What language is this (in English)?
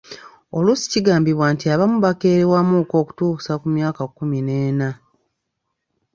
Ganda